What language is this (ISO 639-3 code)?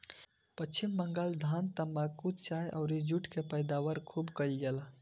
bho